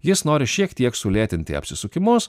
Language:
Lithuanian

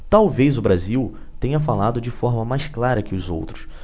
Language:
Portuguese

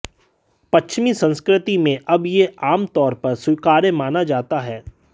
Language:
Hindi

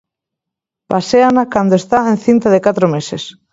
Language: Galician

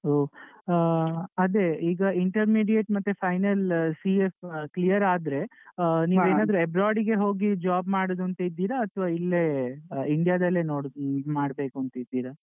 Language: Kannada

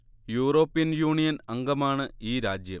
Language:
Malayalam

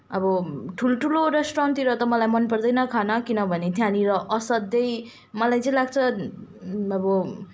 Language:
Nepali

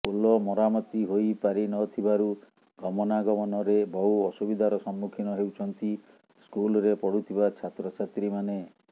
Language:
Odia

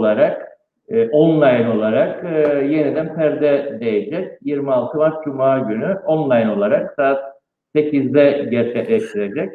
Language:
Turkish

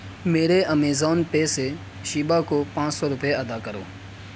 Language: Urdu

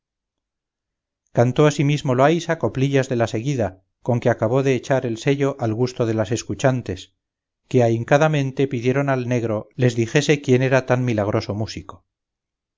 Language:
Spanish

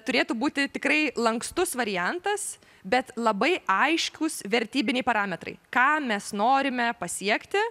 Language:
Lithuanian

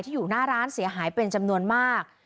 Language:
Thai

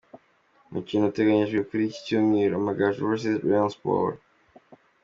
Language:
Kinyarwanda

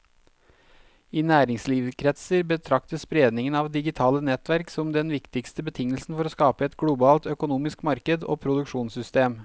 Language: Norwegian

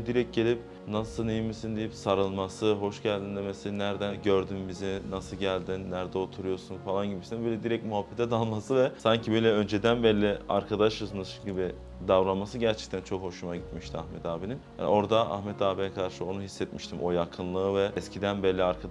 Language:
Turkish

